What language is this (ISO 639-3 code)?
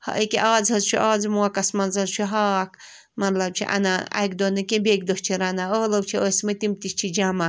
kas